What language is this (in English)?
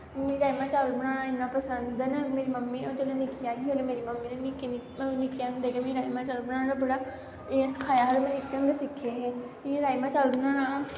Dogri